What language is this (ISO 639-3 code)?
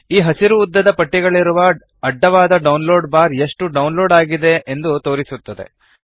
kan